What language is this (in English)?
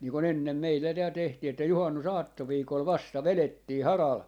Finnish